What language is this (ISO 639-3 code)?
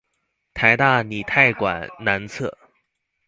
zho